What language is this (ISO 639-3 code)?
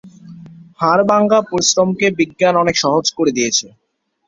ben